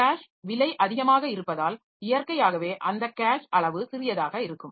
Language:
Tamil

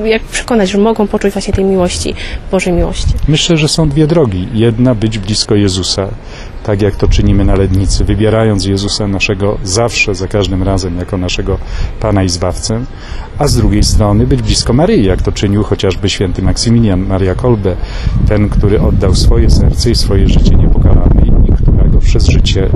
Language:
Polish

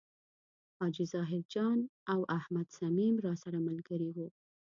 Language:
Pashto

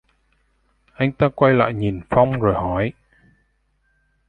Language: Vietnamese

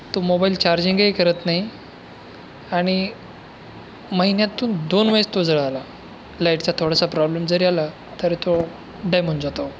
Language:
Marathi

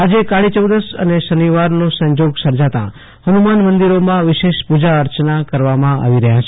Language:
Gujarati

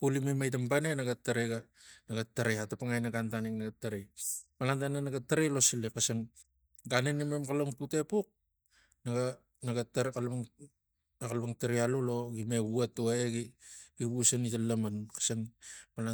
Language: Tigak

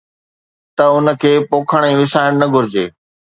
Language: Sindhi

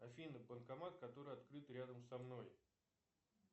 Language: Russian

